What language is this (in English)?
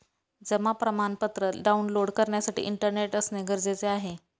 Marathi